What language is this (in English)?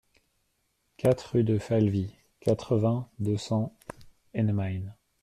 French